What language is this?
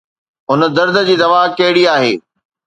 Sindhi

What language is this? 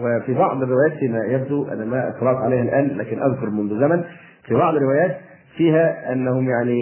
Arabic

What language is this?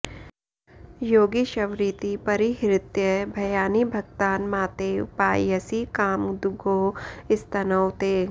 Sanskrit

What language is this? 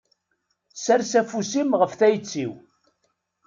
Kabyle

